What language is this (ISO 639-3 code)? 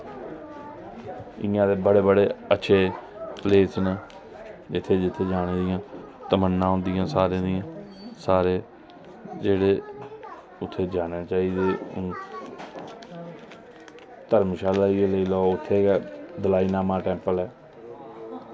doi